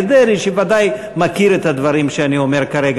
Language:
Hebrew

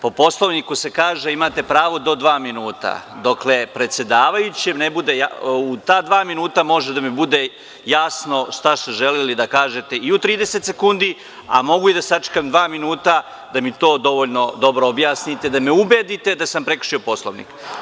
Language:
Serbian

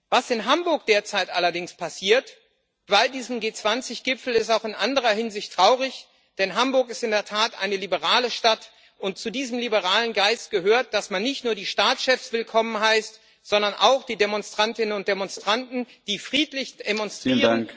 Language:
German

